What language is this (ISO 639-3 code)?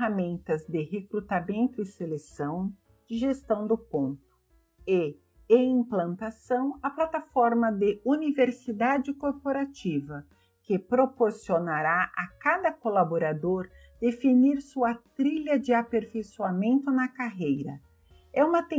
por